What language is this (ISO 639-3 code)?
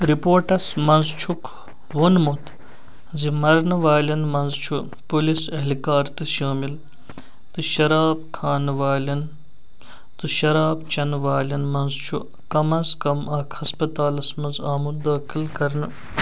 kas